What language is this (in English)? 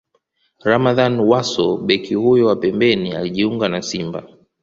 Swahili